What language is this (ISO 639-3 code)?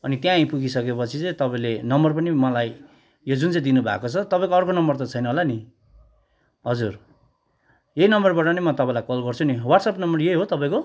nep